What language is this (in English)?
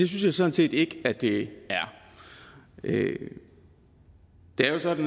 Danish